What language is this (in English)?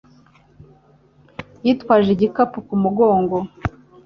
Kinyarwanda